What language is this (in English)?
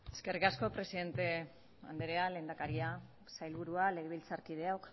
Basque